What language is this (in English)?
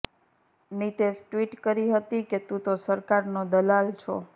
Gujarati